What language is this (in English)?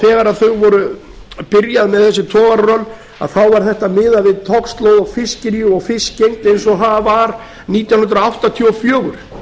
Icelandic